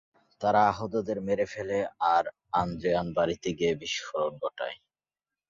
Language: Bangla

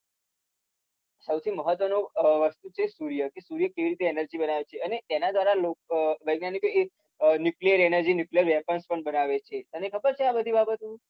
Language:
Gujarati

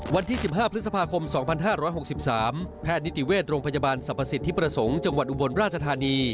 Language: Thai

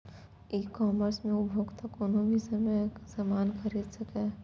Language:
Maithili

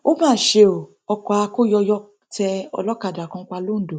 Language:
Yoruba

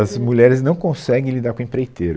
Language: Portuguese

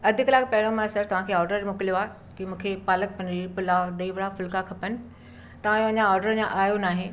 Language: Sindhi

